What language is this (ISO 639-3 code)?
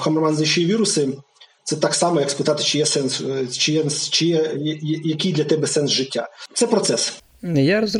ukr